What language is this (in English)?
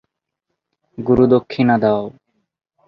Bangla